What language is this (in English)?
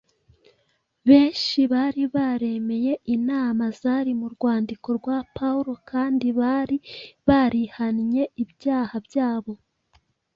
Kinyarwanda